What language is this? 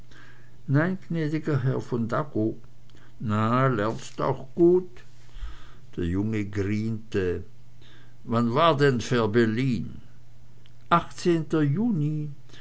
German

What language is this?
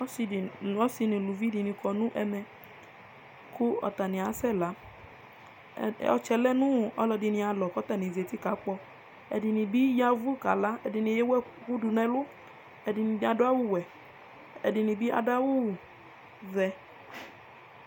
Ikposo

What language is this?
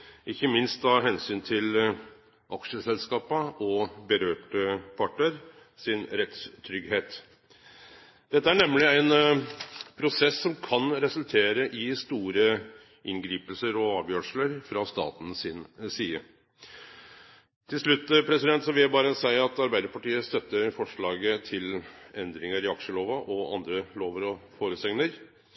Norwegian Nynorsk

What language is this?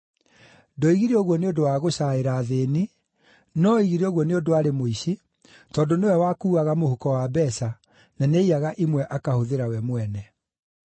Kikuyu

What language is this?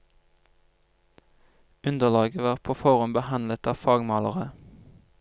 Norwegian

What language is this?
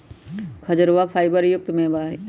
Magahi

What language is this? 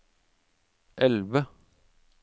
Norwegian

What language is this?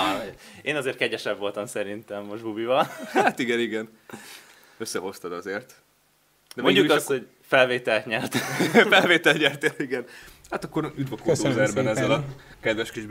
Hungarian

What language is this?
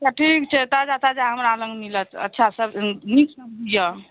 Maithili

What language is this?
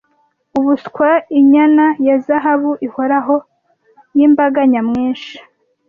Kinyarwanda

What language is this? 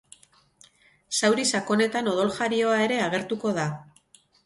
Basque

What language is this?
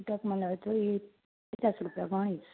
Gujarati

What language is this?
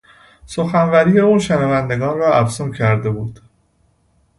Persian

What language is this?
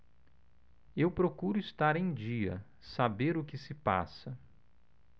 Portuguese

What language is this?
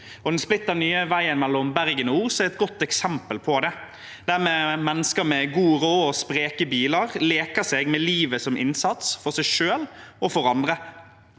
Norwegian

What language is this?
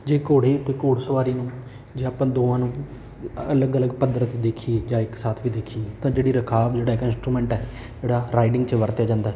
Punjabi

